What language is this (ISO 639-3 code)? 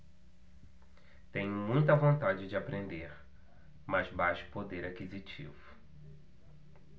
por